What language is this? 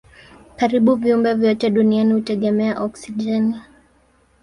Swahili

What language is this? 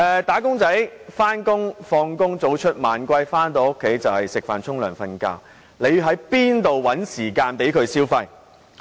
Cantonese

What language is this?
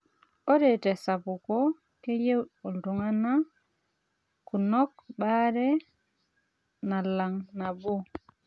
Masai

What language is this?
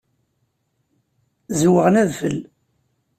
Kabyle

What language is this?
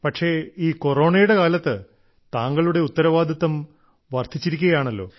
Malayalam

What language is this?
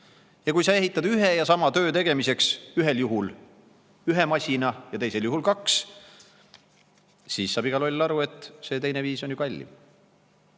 Estonian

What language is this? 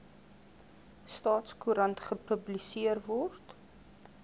Afrikaans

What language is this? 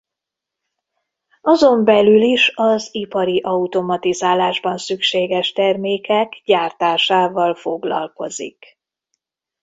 Hungarian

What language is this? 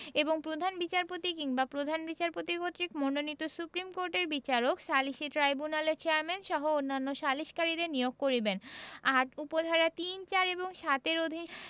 Bangla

